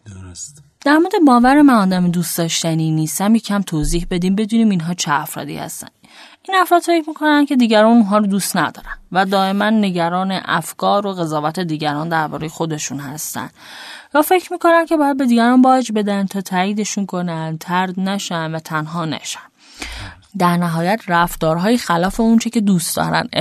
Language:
Persian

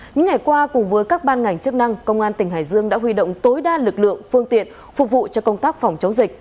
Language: Vietnamese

